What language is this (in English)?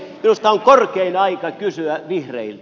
Finnish